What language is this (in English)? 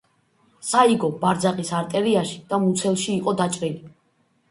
Georgian